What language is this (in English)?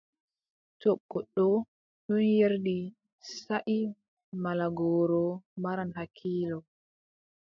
Adamawa Fulfulde